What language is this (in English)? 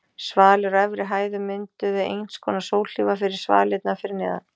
Icelandic